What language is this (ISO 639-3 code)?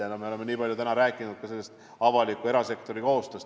est